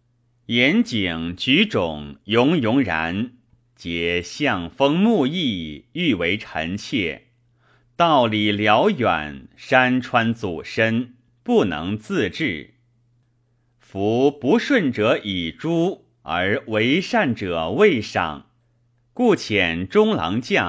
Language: Chinese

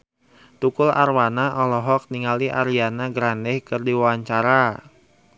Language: Sundanese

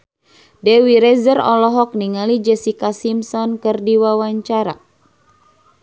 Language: Sundanese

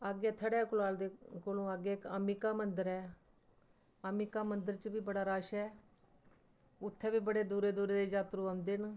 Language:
Dogri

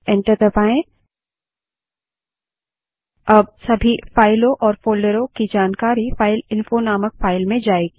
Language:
Hindi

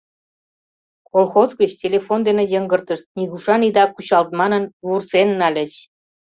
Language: Mari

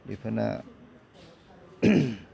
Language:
Bodo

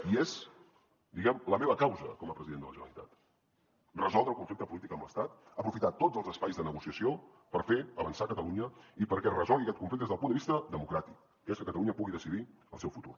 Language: Catalan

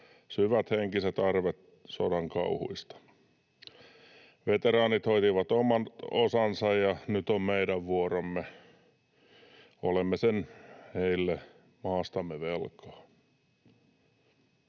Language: Finnish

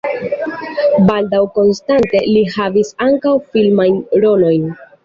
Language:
Esperanto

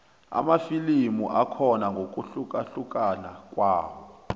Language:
South Ndebele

